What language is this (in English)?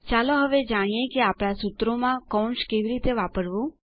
Gujarati